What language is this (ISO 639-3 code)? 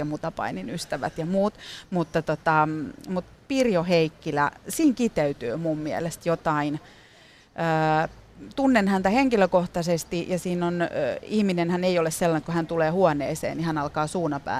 fin